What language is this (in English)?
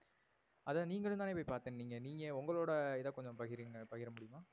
Tamil